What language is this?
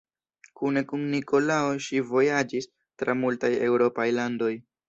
Esperanto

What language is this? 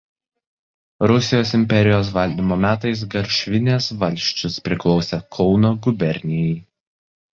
Lithuanian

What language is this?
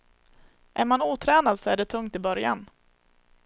Swedish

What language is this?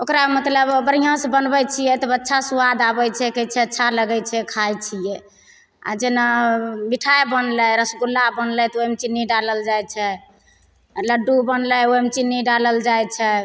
Maithili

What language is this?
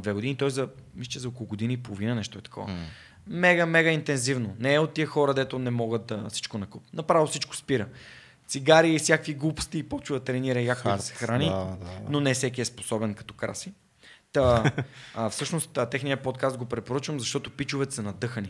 Bulgarian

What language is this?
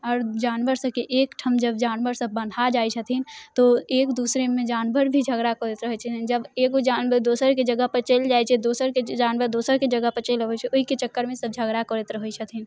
Maithili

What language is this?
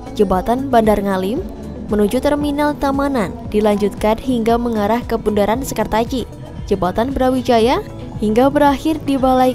Indonesian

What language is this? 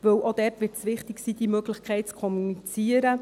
Swiss German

